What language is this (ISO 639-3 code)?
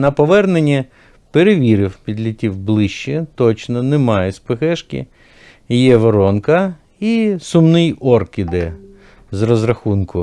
ukr